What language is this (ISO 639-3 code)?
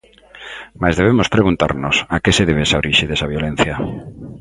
glg